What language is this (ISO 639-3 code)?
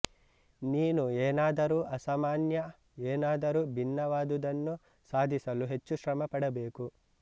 kan